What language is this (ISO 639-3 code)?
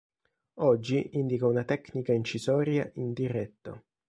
ita